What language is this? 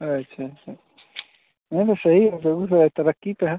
Hindi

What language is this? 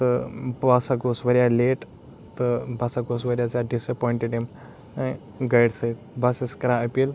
Kashmiri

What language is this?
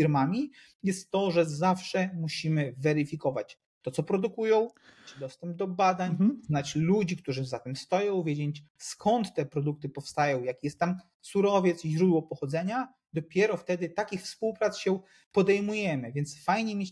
Polish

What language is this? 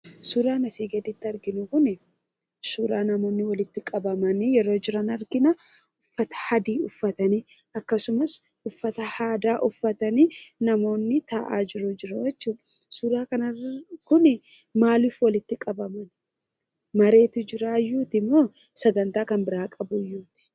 Oromo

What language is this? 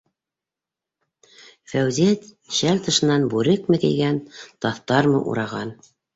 Bashkir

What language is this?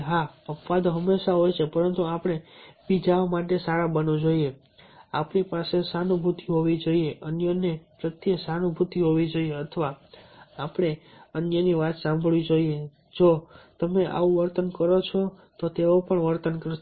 Gujarati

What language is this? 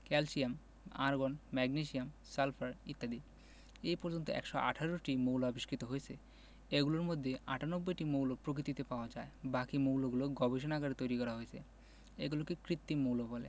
Bangla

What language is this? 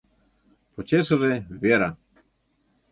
Mari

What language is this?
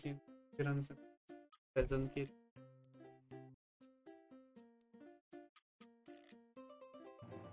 Polish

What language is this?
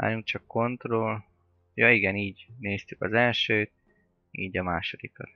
Hungarian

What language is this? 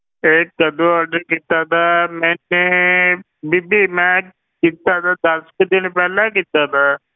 Punjabi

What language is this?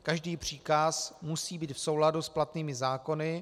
Czech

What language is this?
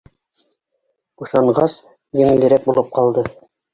Bashkir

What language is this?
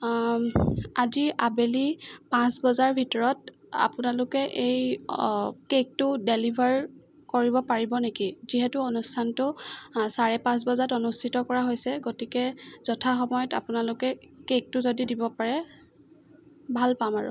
Assamese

